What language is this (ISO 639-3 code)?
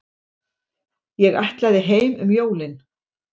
isl